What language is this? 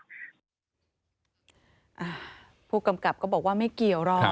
Thai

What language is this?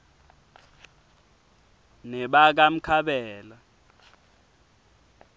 Swati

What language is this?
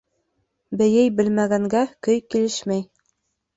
Bashkir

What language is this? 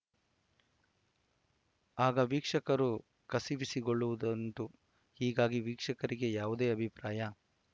Kannada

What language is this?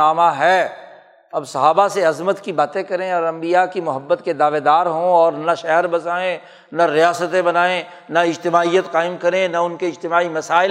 Urdu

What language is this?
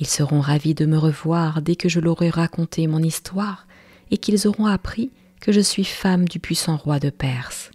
French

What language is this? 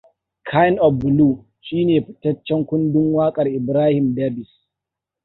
Hausa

